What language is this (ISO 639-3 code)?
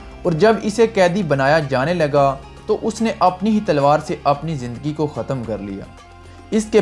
urd